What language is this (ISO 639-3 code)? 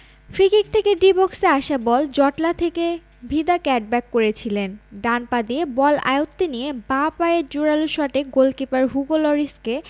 ben